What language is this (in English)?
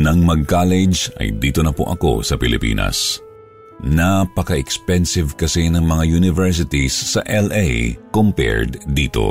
Filipino